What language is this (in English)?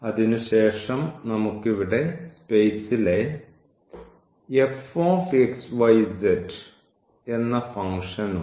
Malayalam